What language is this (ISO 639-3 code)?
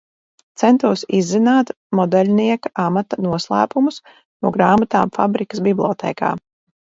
lav